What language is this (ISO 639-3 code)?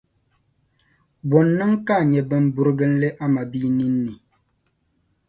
dag